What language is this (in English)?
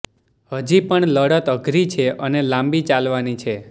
Gujarati